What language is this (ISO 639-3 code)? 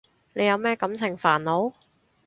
yue